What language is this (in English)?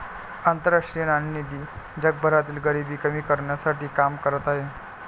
Marathi